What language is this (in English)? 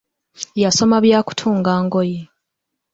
Ganda